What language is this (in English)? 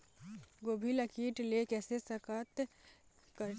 Chhattisgarhi